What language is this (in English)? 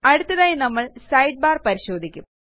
Malayalam